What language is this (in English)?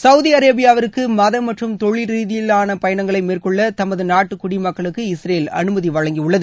Tamil